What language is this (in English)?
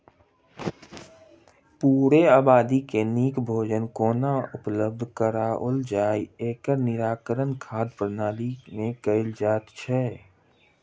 Maithili